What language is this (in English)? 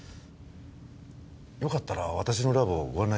Japanese